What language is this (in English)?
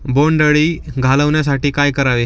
Marathi